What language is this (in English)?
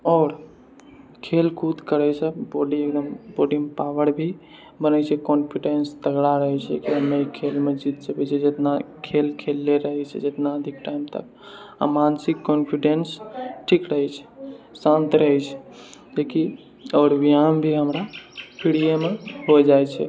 Maithili